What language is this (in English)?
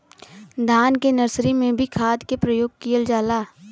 Bhojpuri